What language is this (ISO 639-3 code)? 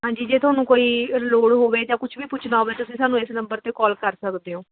pan